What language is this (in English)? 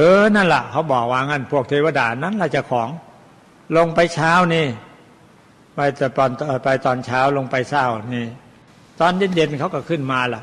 Thai